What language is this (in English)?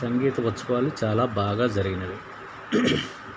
Telugu